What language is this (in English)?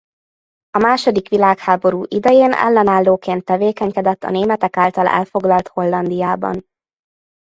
Hungarian